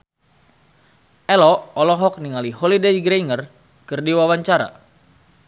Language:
Sundanese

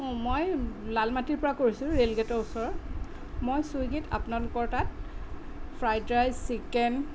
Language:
Assamese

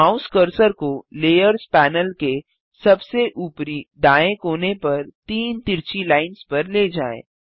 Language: Hindi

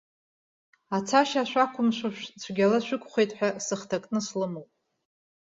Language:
Abkhazian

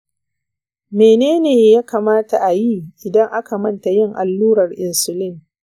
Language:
Hausa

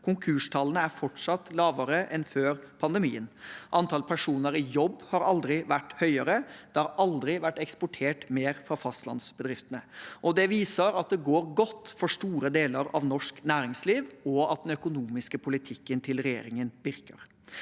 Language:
Norwegian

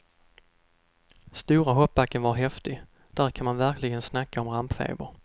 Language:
Swedish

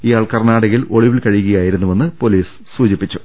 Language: Malayalam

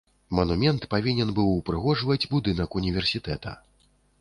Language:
Belarusian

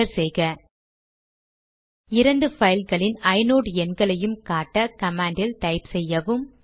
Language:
Tamil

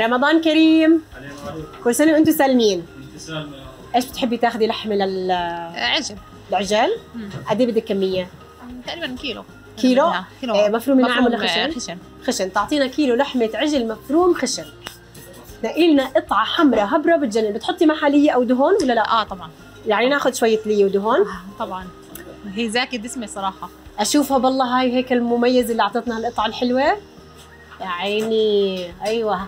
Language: Arabic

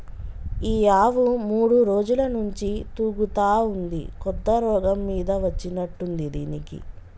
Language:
Telugu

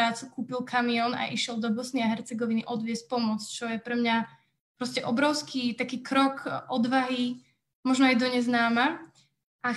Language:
Slovak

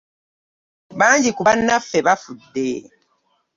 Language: Ganda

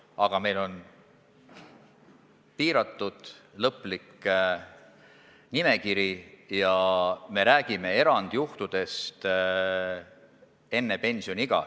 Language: Estonian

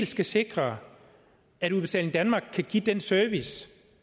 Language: Danish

